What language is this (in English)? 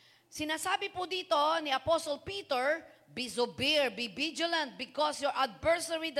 Filipino